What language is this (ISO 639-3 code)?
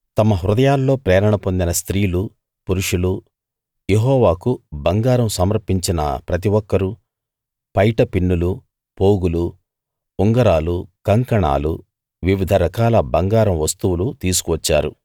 tel